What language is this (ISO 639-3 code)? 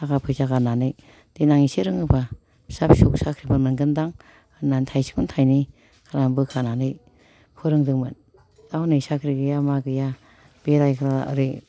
brx